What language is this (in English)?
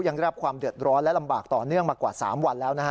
Thai